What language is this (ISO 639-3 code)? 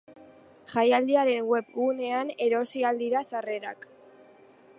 eus